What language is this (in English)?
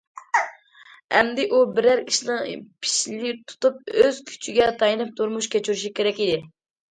Uyghur